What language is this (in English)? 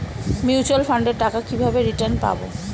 Bangla